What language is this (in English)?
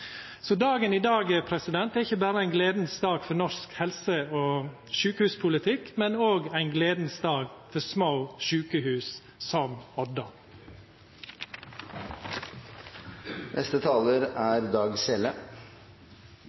Norwegian Nynorsk